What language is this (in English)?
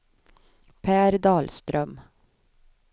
Swedish